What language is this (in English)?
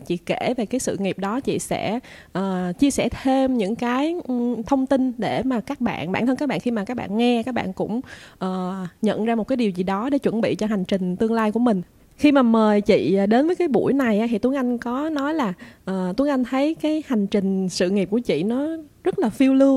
Vietnamese